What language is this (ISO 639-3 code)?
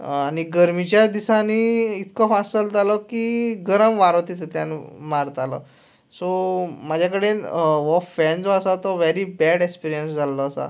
kok